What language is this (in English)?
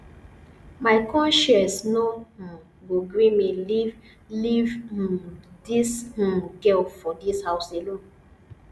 Nigerian Pidgin